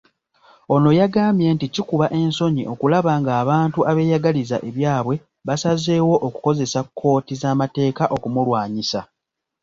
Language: Ganda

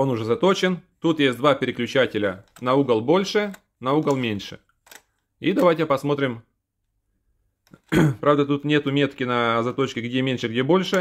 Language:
Russian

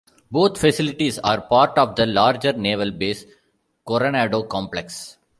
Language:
English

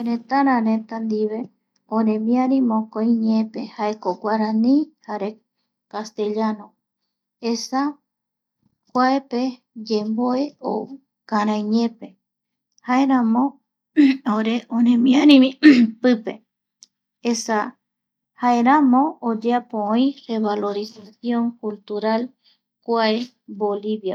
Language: Eastern Bolivian Guaraní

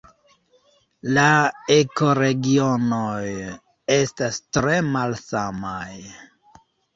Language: Esperanto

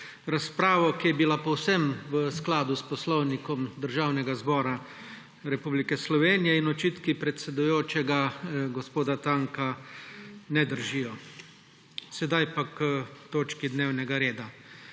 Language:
Slovenian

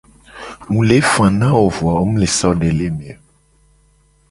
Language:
Gen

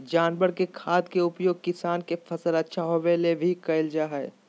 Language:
Magahi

